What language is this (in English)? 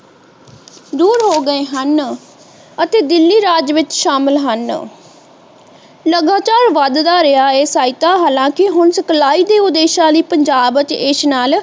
Punjabi